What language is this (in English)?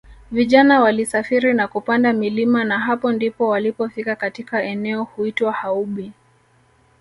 Swahili